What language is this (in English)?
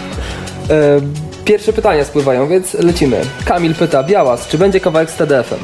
Polish